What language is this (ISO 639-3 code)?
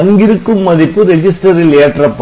tam